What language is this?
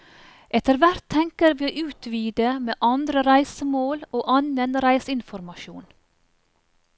Norwegian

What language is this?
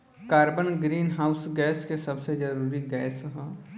Bhojpuri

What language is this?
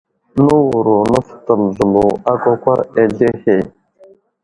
Wuzlam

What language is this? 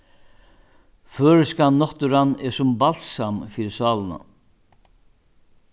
Faroese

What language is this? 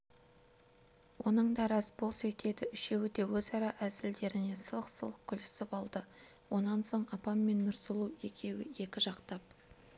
Kazakh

